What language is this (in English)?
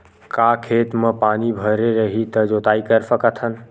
Chhattisgarhi